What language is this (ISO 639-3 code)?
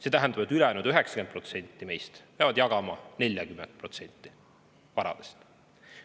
est